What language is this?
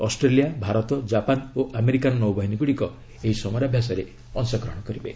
Odia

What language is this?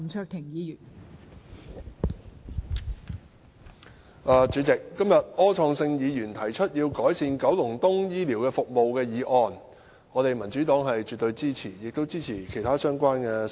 Cantonese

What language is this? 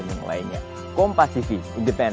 Indonesian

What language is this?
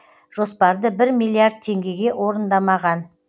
Kazakh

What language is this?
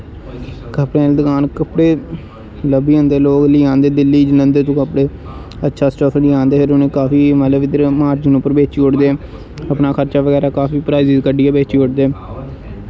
Dogri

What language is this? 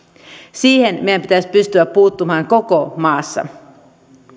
Finnish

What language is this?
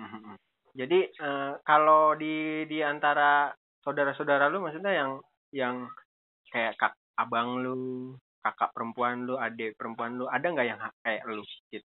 Indonesian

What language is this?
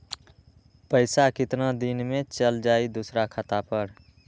Magahi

